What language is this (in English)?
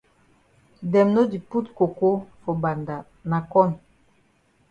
Cameroon Pidgin